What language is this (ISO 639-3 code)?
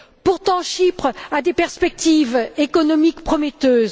fra